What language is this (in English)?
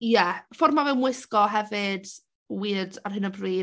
Welsh